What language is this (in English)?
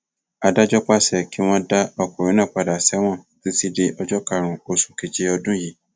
Yoruba